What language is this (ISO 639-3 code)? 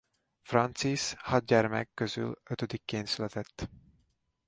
hun